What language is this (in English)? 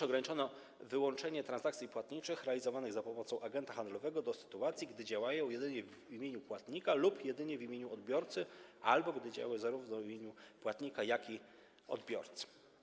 Polish